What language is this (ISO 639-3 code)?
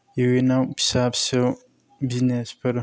brx